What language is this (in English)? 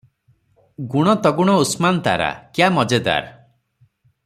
Odia